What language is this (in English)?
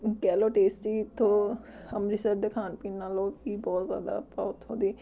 Punjabi